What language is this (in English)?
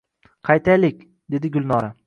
Uzbek